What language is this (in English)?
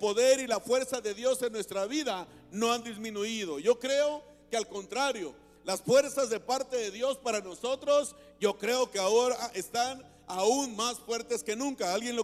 Spanish